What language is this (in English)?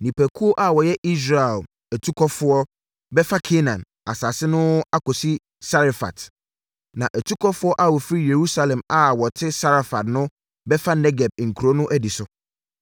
Akan